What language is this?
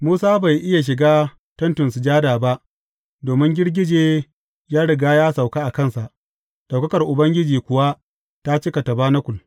Hausa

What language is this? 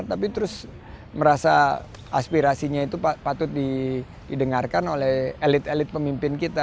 Indonesian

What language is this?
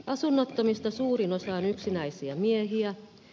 Finnish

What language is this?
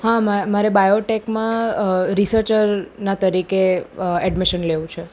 Gujarati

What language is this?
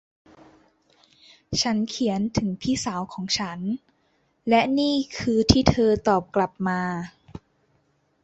Thai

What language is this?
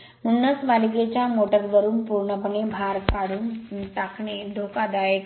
Marathi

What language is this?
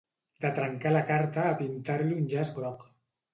Catalan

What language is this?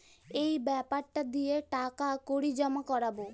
Bangla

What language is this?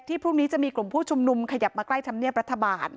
Thai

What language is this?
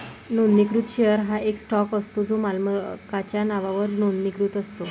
Marathi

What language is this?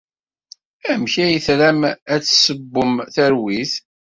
Kabyle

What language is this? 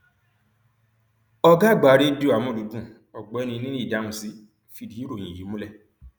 Yoruba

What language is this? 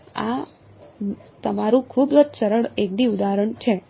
Gujarati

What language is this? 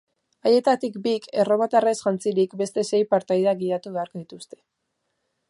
Basque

